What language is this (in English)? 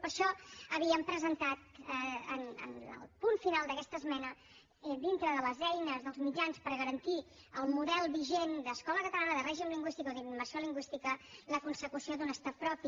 Catalan